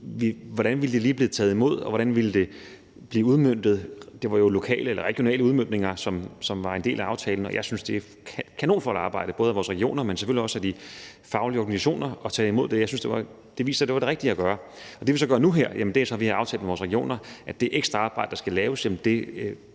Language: Danish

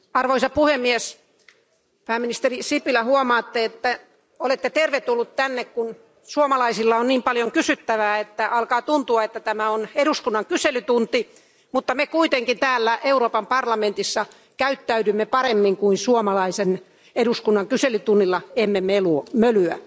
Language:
Finnish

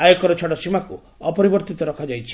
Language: Odia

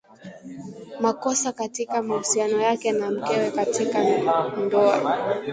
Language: Swahili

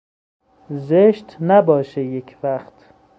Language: Persian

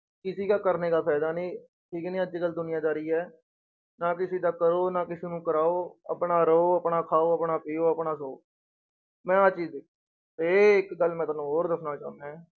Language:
Punjabi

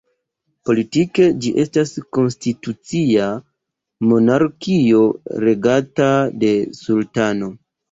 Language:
Esperanto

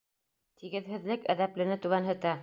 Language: Bashkir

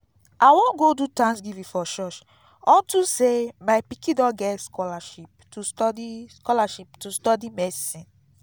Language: Nigerian Pidgin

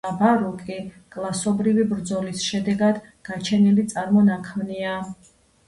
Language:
Georgian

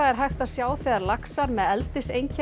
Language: Icelandic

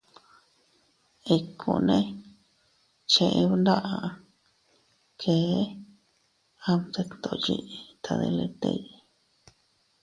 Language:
Teutila Cuicatec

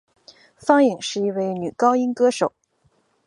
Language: Chinese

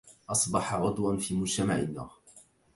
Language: Arabic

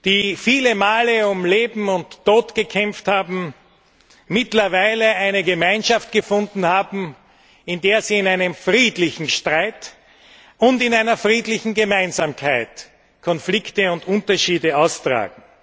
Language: German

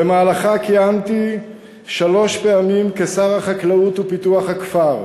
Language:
Hebrew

